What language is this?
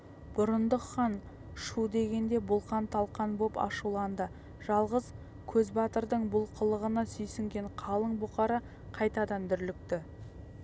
Kazakh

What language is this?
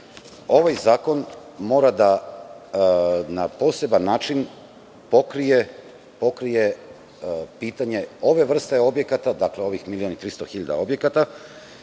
Serbian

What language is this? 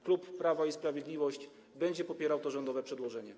Polish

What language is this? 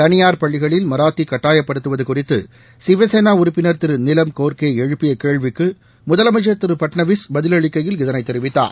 Tamil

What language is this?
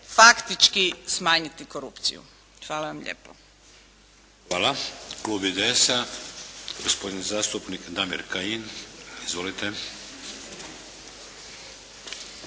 Croatian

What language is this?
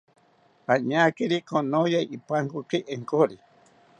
South Ucayali Ashéninka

